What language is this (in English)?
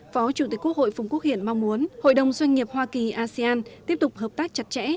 Vietnamese